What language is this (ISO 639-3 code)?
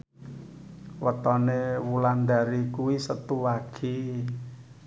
jav